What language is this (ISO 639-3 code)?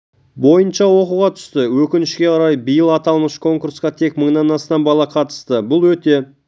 kaz